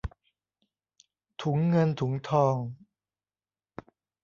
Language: Thai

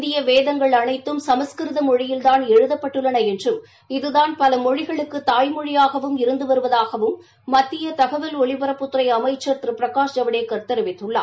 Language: Tamil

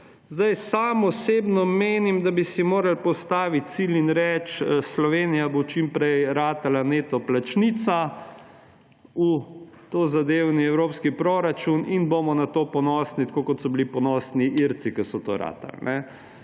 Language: Slovenian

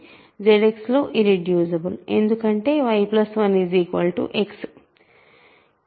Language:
Telugu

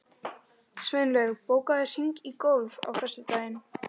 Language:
Icelandic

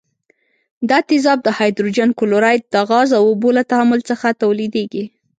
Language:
Pashto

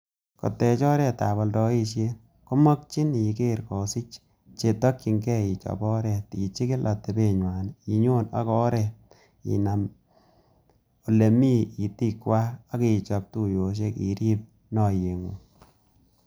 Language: Kalenjin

